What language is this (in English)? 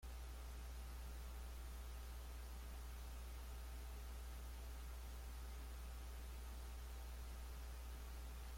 Spanish